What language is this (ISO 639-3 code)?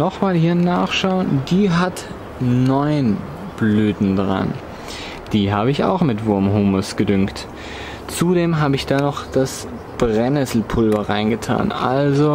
deu